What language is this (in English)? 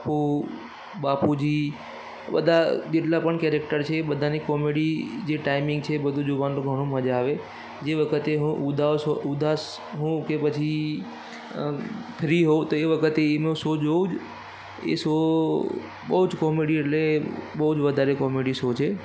Gujarati